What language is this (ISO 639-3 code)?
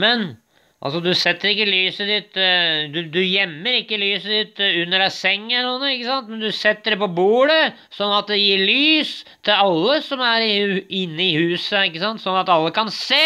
nor